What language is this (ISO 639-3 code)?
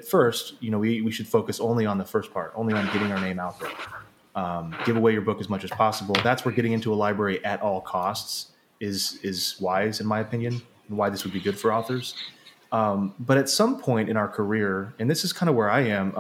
eng